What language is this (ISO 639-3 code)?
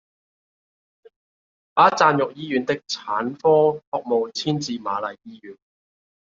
yue